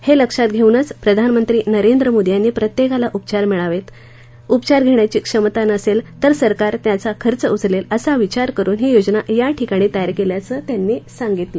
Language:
Marathi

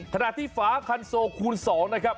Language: Thai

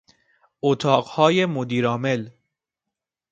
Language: Persian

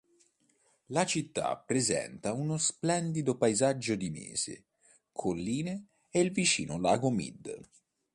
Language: Italian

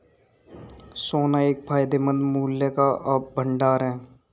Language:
Hindi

